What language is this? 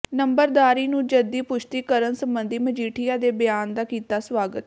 Punjabi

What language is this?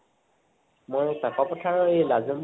Assamese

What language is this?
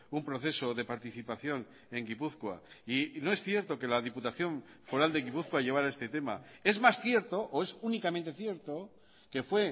Spanish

